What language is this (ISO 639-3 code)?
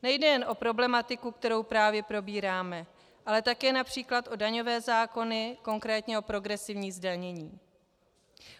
ces